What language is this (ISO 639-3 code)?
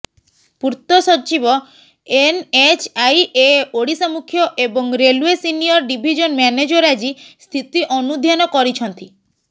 ori